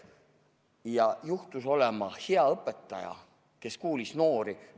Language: Estonian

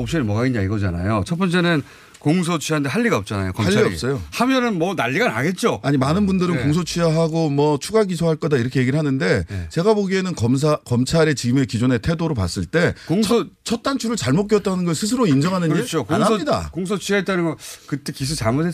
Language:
Korean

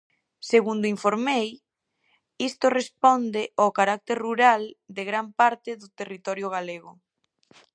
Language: Galician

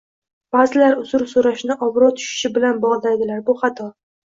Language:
Uzbek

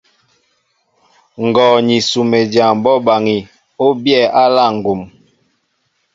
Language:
Mbo (Cameroon)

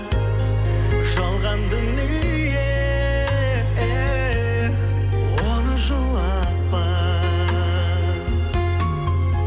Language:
Kazakh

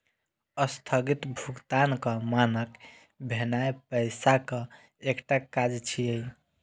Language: Maithili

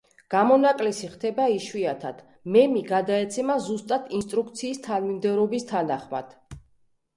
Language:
Georgian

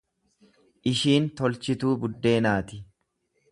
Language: Oromo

